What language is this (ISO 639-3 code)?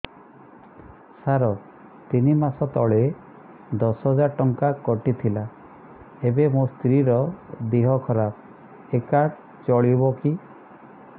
ori